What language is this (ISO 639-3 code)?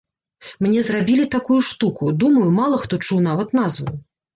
bel